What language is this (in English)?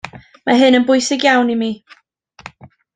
Welsh